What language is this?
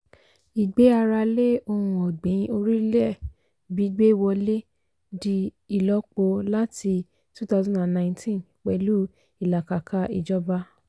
Yoruba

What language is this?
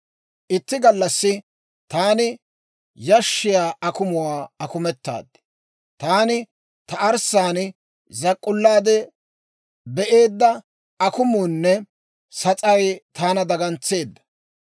Dawro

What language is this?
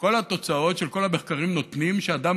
Hebrew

